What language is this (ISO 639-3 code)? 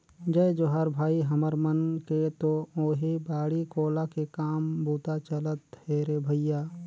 hne